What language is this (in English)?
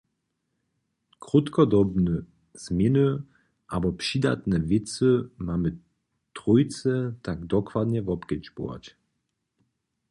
Upper Sorbian